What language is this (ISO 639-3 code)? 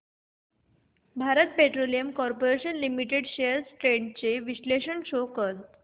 mar